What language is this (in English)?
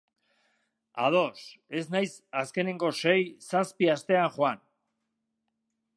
Basque